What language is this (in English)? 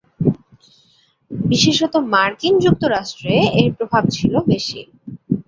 Bangla